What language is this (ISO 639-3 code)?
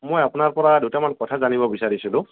asm